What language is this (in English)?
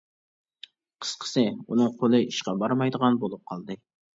Uyghur